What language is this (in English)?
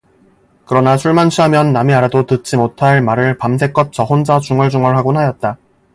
Korean